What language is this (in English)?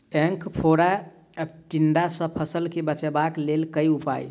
Maithili